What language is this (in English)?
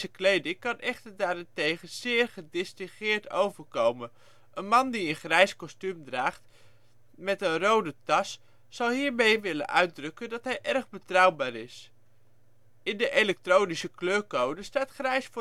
Dutch